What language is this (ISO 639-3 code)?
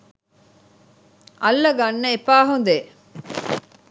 sin